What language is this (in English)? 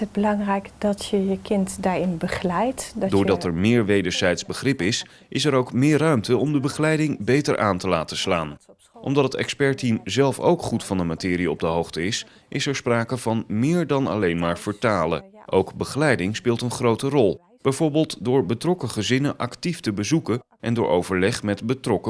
Dutch